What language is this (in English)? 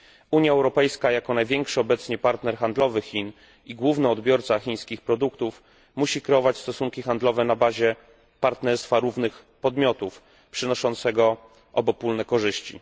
Polish